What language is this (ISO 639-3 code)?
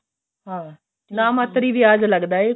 pan